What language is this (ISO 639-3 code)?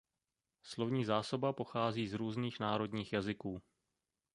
ces